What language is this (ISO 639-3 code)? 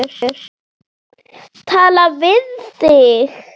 isl